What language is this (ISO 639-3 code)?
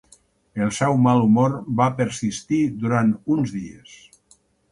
cat